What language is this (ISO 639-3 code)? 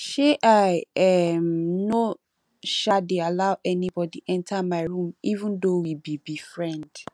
pcm